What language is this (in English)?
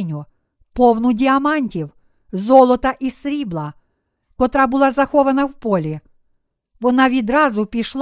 Ukrainian